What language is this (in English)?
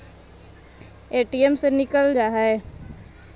Magahi